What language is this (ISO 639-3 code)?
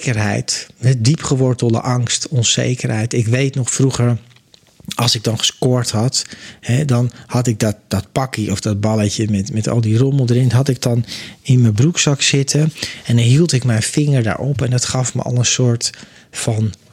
nld